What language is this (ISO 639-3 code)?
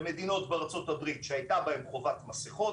heb